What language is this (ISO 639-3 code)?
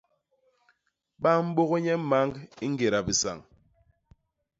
bas